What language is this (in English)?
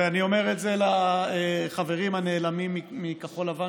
Hebrew